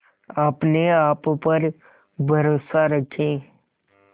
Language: Hindi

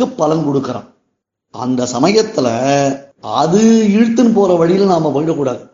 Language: Tamil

